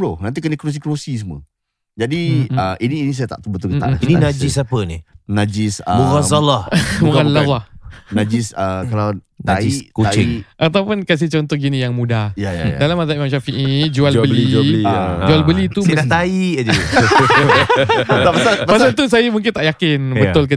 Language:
Malay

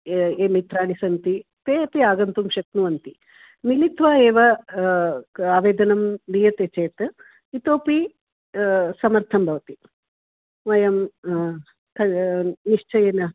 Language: Sanskrit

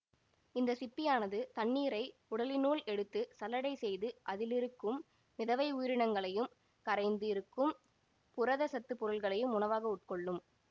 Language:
Tamil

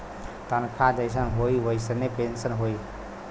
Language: Bhojpuri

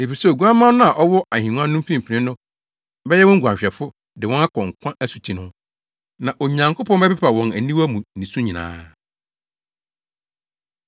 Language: Akan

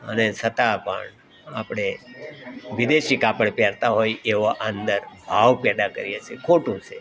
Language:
Gujarati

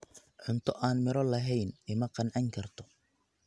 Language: Somali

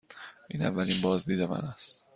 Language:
Persian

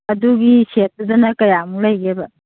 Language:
Manipuri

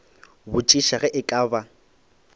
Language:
Northern Sotho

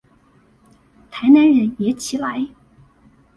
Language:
Chinese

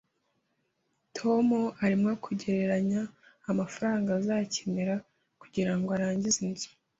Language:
Kinyarwanda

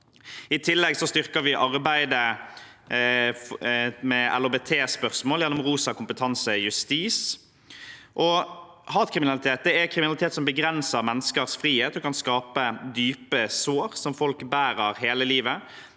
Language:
Norwegian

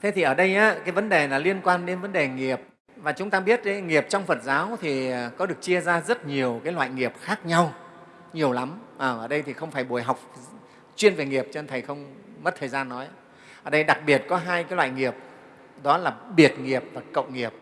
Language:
Vietnamese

